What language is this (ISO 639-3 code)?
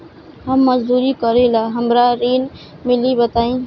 bho